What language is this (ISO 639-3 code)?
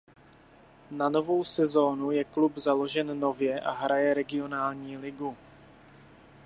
ces